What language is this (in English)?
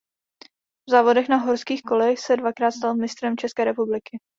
Czech